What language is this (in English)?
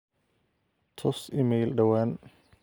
Somali